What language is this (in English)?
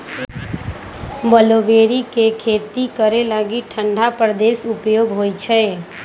Magahi